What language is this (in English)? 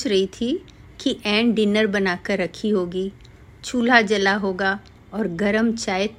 Hindi